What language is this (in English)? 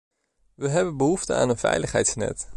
Dutch